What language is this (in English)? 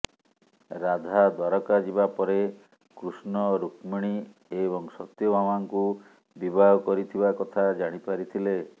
Odia